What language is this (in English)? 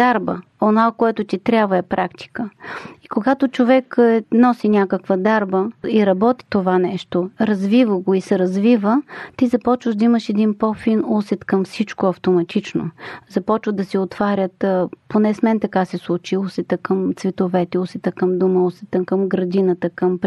Bulgarian